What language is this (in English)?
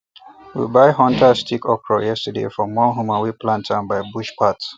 Nigerian Pidgin